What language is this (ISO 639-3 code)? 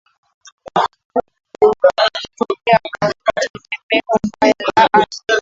swa